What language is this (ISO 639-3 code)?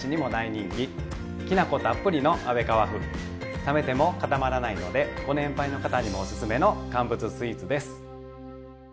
jpn